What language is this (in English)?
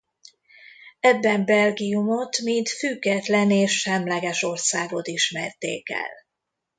Hungarian